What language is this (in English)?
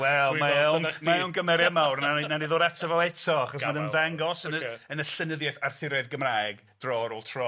Welsh